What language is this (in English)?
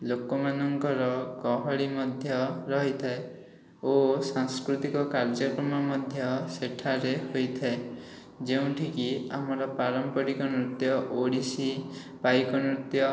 Odia